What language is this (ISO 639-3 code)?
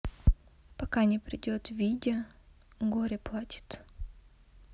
rus